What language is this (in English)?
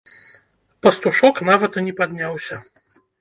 Belarusian